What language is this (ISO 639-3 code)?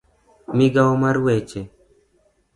luo